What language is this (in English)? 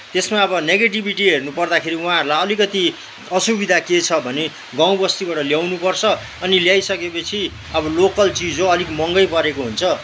Nepali